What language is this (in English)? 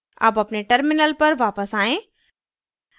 Hindi